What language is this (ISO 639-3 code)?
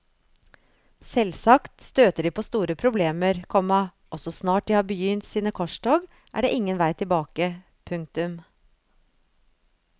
nor